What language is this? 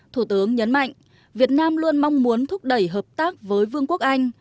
Vietnamese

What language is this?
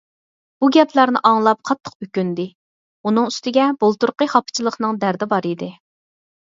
Uyghur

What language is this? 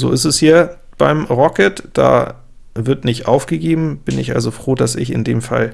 German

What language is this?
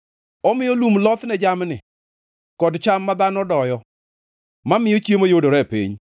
Luo (Kenya and Tanzania)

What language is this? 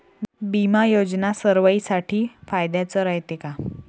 Marathi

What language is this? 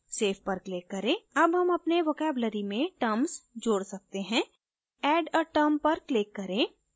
Hindi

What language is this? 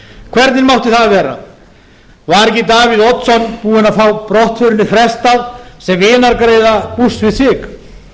Icelandic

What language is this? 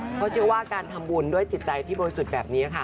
Thai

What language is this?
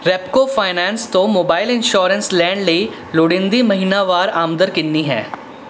Punjabi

